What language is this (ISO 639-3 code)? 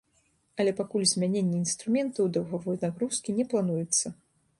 bel